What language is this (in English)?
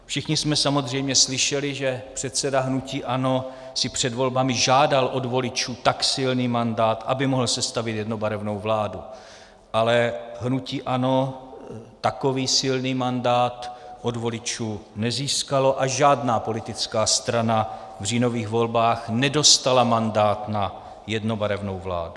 Czech